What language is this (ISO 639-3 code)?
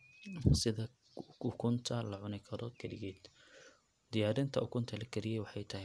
som